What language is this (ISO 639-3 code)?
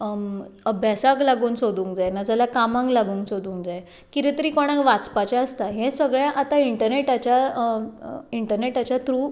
kok